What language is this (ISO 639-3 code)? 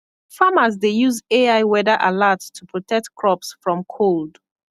pcm